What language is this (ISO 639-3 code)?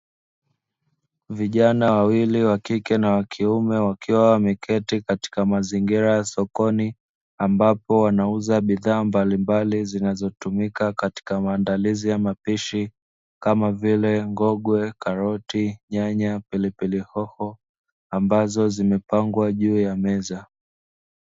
swa